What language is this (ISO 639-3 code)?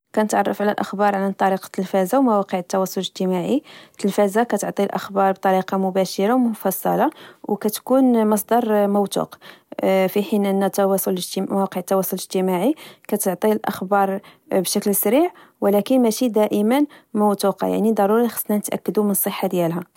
ary